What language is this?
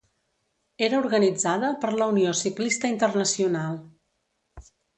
Catalan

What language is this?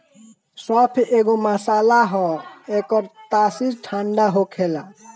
Bhojpuri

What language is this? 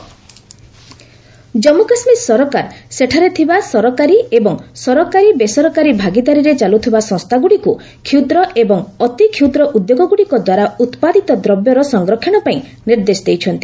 Odia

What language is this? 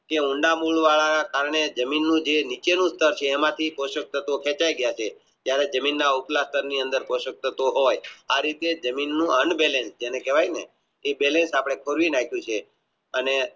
Gujarati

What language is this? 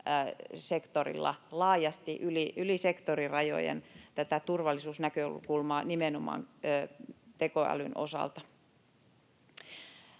Finnish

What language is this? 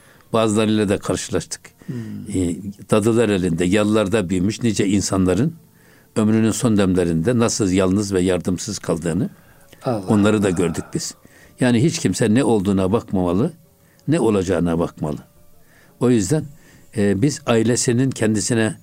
Turkish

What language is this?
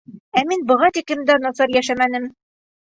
Bashkir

